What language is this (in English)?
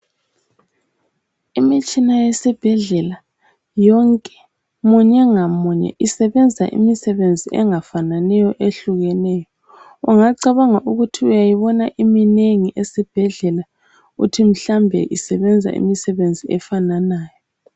North Ndebele